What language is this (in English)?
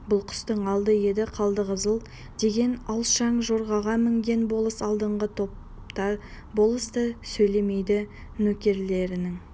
Kazakh